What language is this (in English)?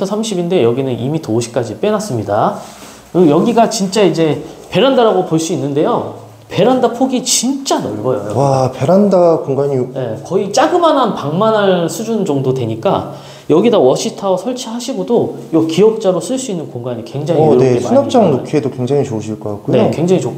Korean